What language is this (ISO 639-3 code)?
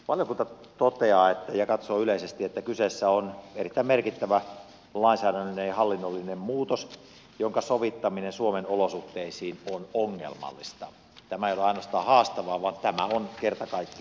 fin